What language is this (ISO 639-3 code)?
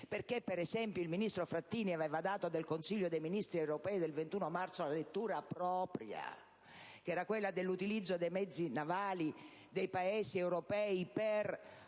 ita